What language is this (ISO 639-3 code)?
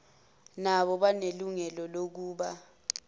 zul